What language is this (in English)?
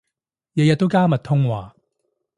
Cantonese